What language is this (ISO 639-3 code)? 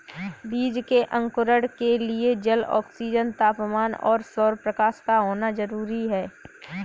hin